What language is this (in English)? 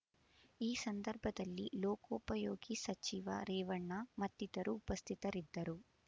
Kannada